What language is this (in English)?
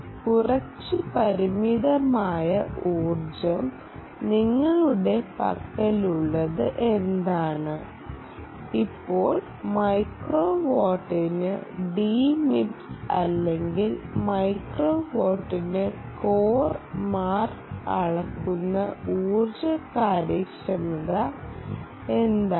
Malayalam